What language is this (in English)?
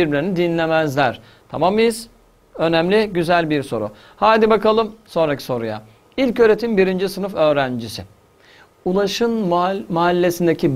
Turkish